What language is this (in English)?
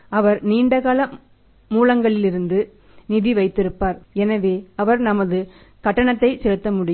Tamil